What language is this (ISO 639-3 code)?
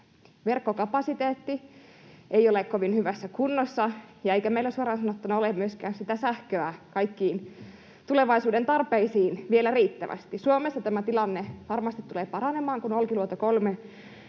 fin